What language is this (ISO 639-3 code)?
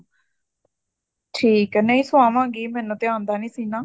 pan